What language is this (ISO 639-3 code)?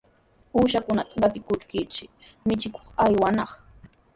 qws